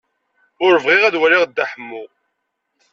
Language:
Kabyle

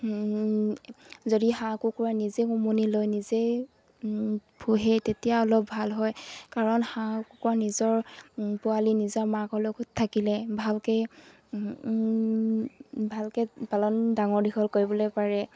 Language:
Assamese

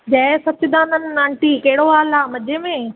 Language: Sindhi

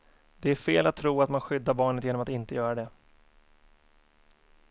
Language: Swedish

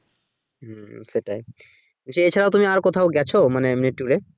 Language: Bangla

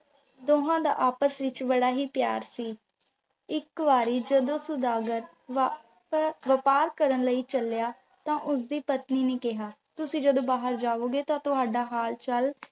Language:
Punjabi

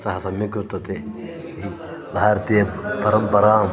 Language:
Sanskrit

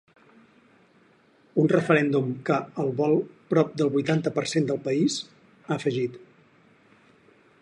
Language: Catalan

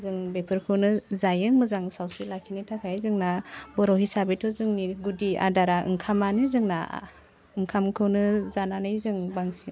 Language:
Bodo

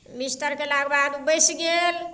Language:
Maithili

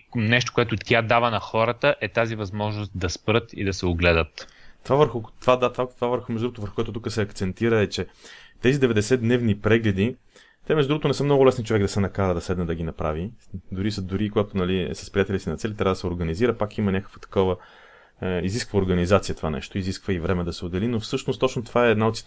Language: Bulgarian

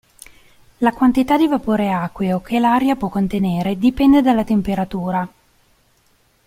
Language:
Italian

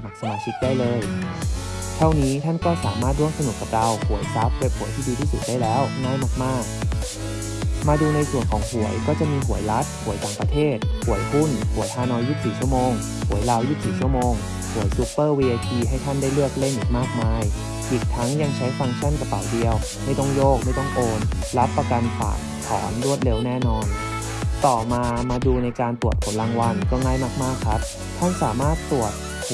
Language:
Thai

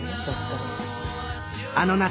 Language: Japanese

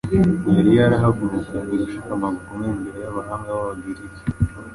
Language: Kinyarwanda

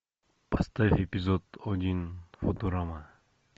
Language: Russian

